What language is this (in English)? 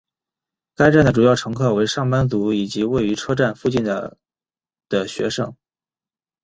Chinese